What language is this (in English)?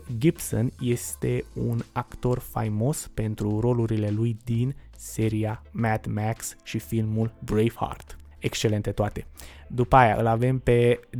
Romanian